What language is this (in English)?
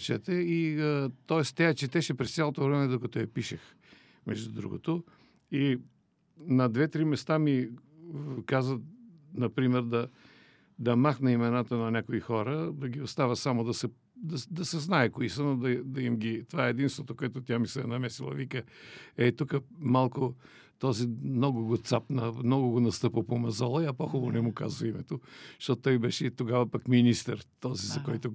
Bulgarian